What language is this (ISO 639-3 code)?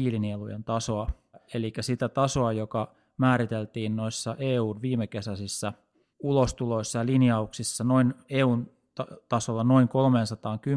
fin